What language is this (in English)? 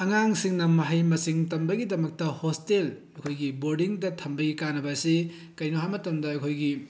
Manipuri